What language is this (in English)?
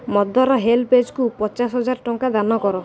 Odia